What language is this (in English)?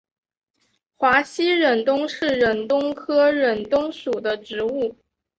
Chinese